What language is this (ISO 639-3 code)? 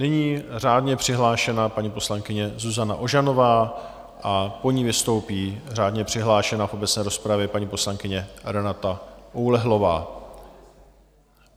ces